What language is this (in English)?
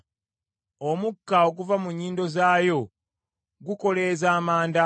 Ganda